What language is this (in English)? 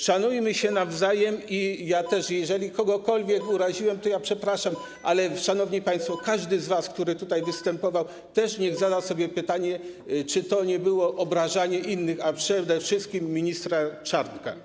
Polish